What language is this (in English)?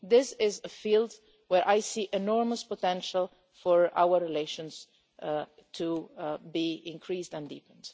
English